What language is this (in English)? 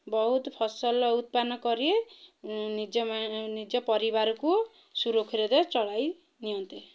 Odia